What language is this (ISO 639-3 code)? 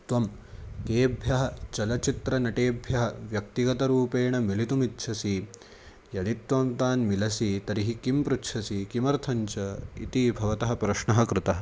san